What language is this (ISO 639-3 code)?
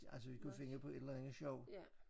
dan